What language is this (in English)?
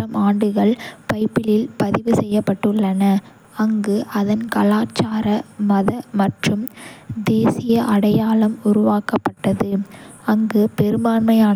Kota (India)